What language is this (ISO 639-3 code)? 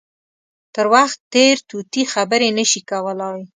pus